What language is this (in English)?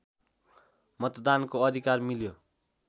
Nepali